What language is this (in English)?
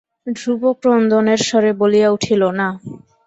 Bangla